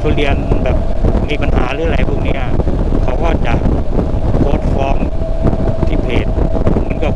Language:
Thai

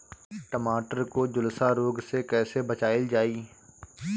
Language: Bhojpuri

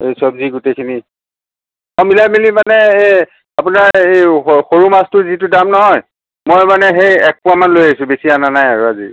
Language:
Assamese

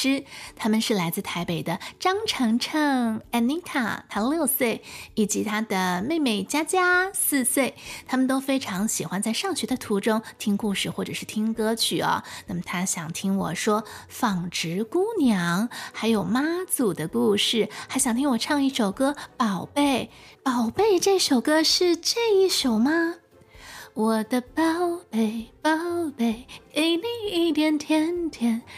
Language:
Chinese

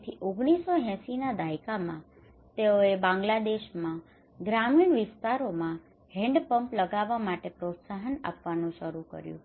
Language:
Gujarati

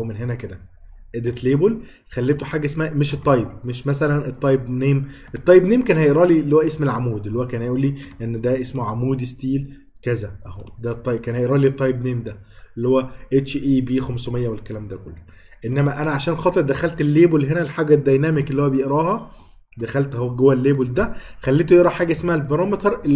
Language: Arabic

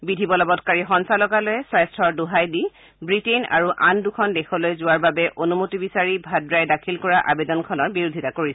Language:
Assamese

